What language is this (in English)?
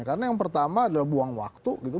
Indonesian